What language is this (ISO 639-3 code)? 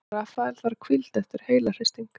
isl